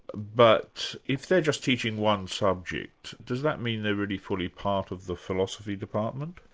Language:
English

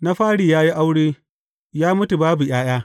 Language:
Hausa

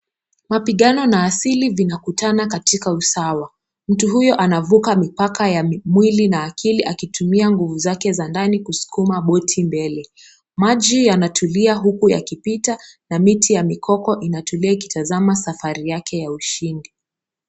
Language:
Swahili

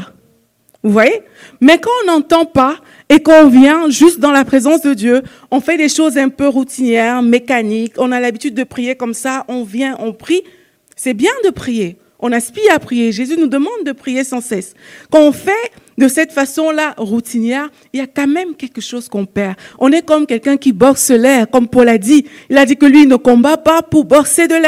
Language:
French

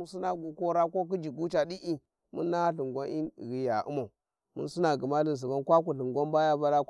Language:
Warji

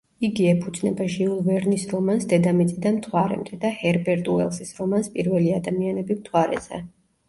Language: Georgian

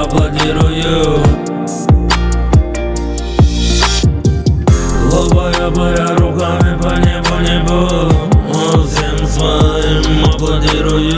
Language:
Russian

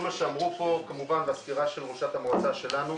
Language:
Hebrew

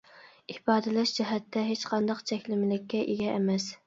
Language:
Uyghur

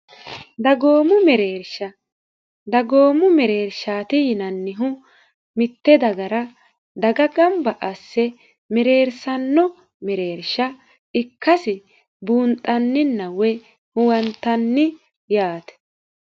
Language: Sidamo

